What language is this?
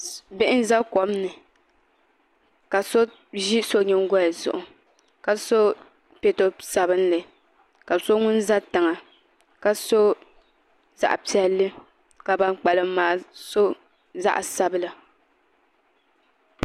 Dagbani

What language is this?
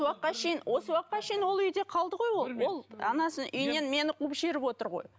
Kazakh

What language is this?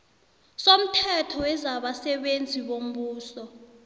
South Ndebele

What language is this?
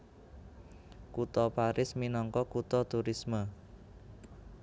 Javanese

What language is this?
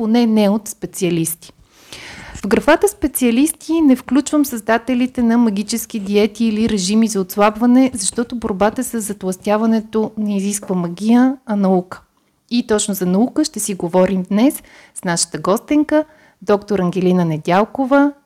Bulgarian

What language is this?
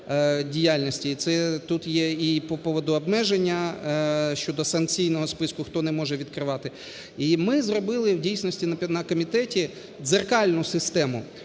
Ukrainian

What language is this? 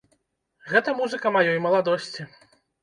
Belarusian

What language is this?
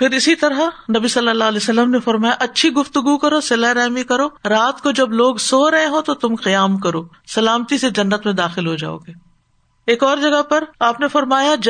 Urdu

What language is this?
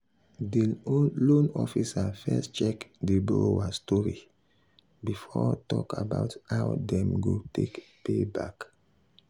Nigerian Pidgin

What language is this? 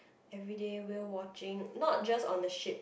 English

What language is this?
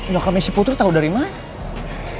Indonesian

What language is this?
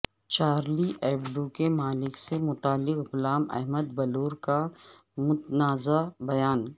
Urdu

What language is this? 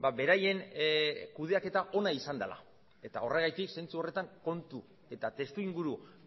Basque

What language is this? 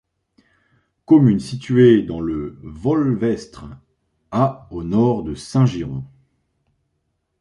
French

